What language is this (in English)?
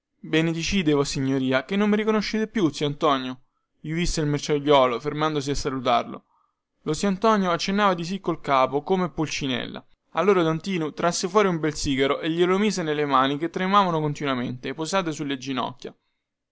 Italian